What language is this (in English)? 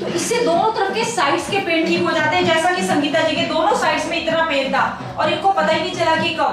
Hindi